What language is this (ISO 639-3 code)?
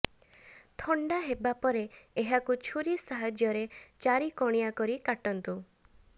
ori